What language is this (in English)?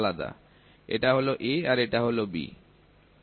Bangla